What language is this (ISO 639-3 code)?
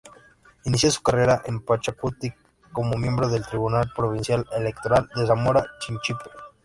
spa